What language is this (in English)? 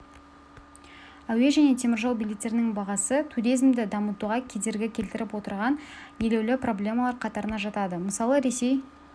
Kazakh